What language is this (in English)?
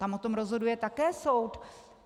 Czech